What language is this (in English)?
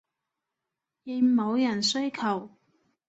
Cantonese